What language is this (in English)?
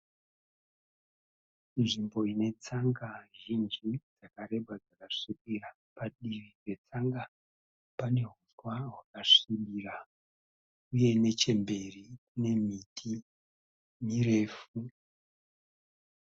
Shona